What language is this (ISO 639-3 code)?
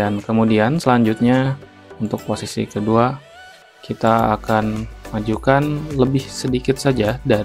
ind